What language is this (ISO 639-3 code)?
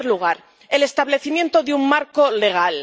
spa